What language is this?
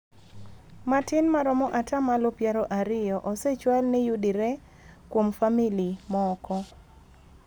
Luo (Kenya and Tanzania)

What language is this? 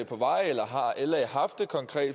Danish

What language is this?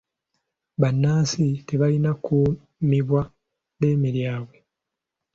Ganda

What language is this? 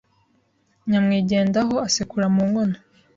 Kinyarwanda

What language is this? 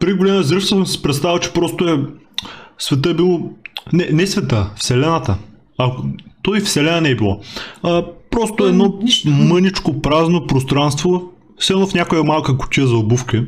Bulgarian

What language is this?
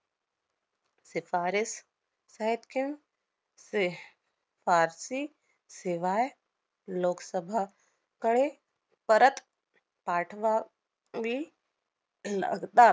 Marathi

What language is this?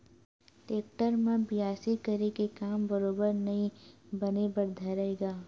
Chhattisgarhi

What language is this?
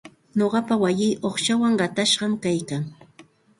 Santa Ana de Tusi Pasco Quechua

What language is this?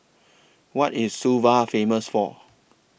English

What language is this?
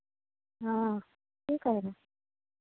Maithili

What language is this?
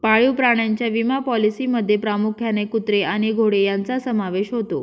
Marathi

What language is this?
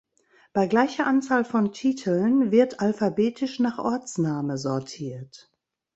German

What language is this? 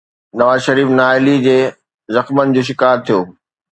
Sindhi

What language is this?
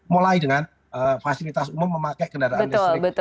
Indonesian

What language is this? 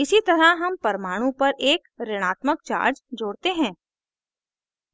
Hindi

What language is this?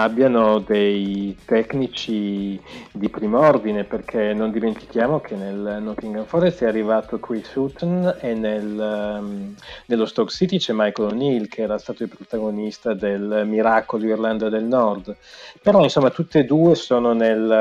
Italian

